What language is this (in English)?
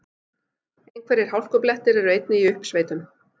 Icelandic